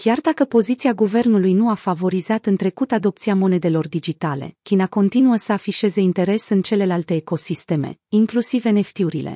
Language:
Romanian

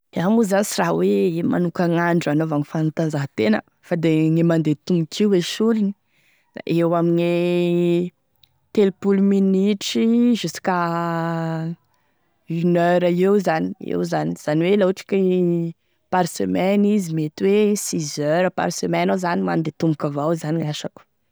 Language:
Tesaka Malagasy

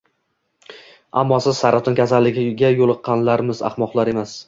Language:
Uzbek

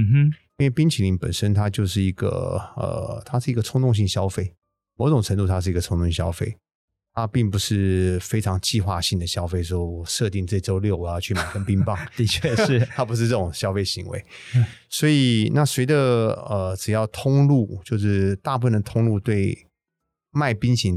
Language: Chinese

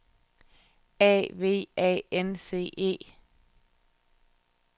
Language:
Danish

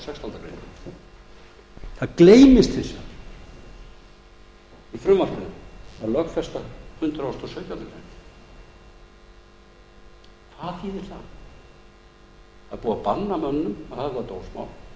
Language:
Icelandic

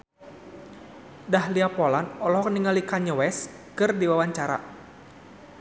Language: Sundanese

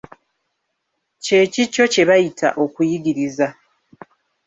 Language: Ganda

